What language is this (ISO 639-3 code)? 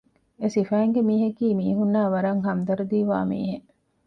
div